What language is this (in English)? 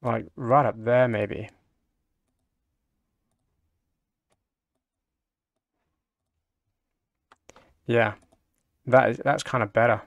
English